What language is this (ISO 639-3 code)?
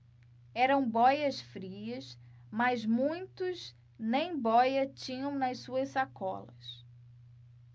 por